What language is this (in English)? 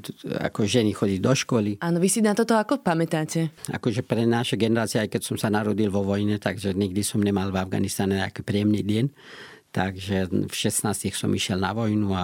Slovak